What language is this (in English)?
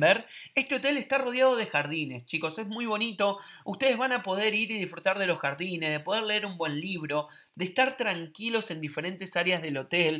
Spanish